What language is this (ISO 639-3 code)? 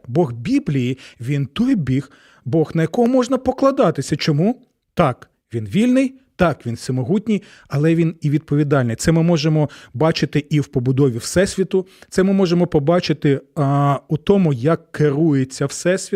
ukr